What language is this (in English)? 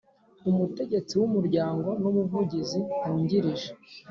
Kinyarwanda